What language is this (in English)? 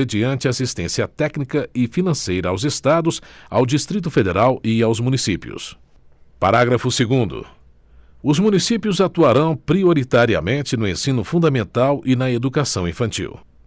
Portuguese